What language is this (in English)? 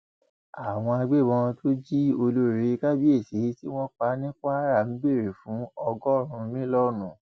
Yoruba